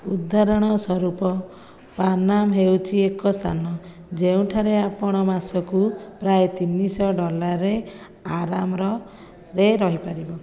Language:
Odia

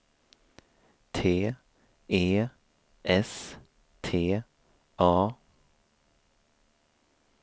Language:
Swedish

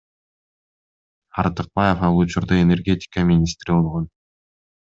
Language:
Kyrgyz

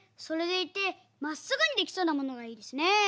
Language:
Japanese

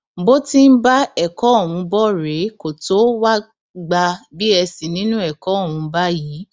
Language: Yoruba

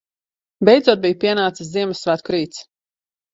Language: Latvian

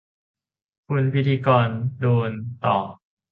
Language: Thai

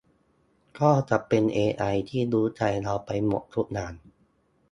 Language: Thai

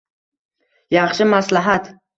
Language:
Uzbek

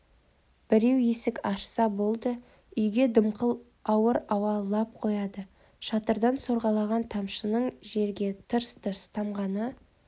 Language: Kazakh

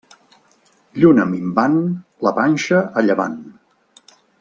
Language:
Catalan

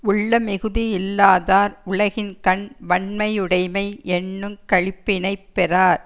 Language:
Tamil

